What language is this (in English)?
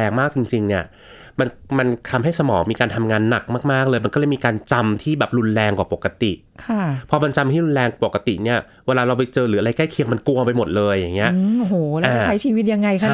Thai